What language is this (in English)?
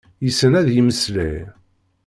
Kabyle